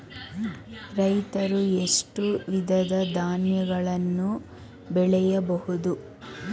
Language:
Kannada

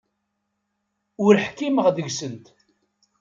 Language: Kabyle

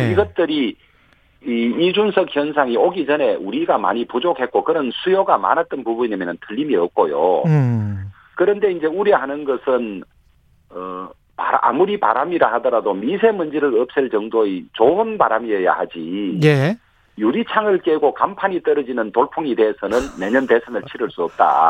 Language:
Korean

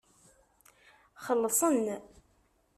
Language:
Kabyle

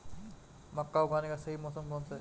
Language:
Hindi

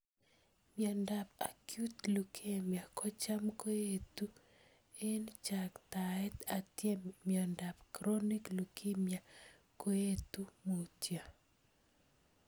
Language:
Kalenjin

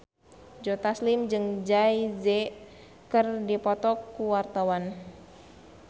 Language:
Sundanese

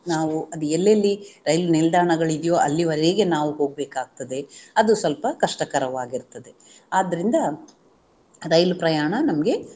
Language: Kannada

